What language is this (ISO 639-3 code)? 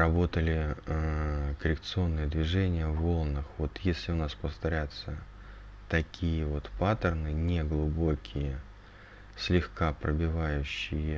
rus